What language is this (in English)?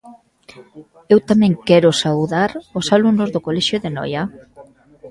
Galician